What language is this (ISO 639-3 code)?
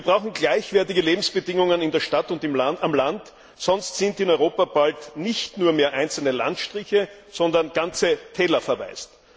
deu